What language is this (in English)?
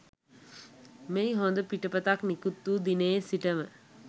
Sinhala